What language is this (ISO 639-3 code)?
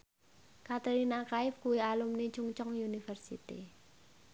jav